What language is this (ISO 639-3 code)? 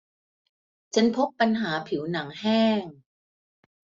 tha